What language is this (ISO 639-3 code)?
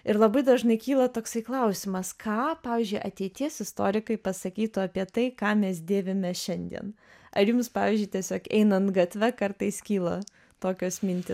lit